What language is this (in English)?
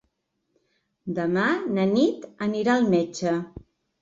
Catalan